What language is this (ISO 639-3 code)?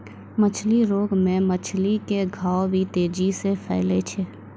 mai